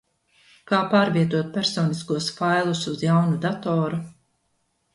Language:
Latvian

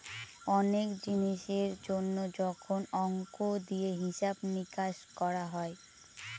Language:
Bangla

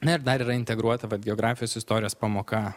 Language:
Lithuanian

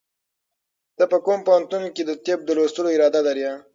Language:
Pashto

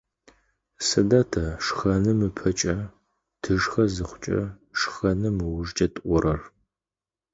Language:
Adyghe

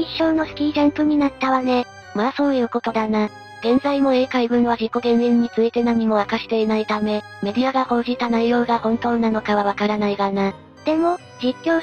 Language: Japanese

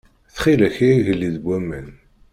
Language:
Kabyle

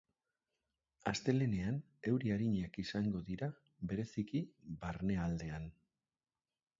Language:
Basque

